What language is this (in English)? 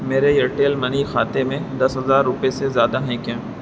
Urdu